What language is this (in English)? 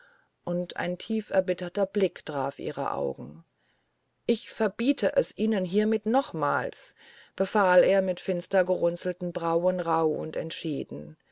German